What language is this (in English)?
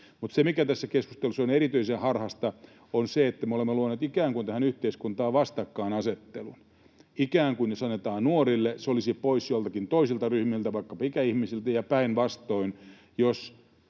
Finnish